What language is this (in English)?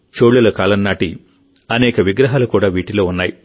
Telugu